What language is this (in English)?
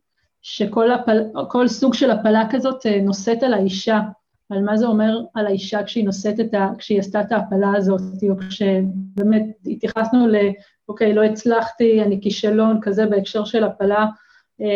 Hebrew